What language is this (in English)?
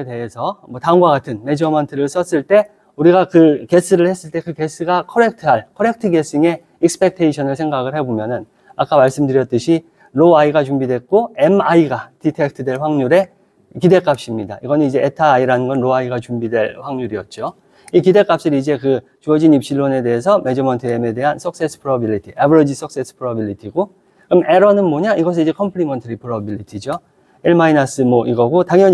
Korean